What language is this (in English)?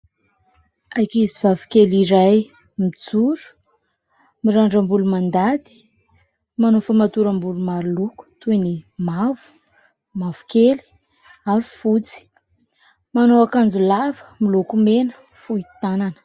Malagasy